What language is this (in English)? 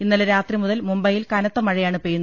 Malayalam